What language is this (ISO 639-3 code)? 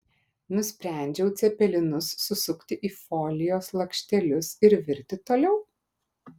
lit